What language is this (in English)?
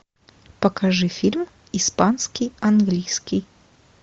Russian